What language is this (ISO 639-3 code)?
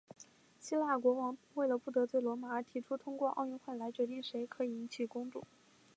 zho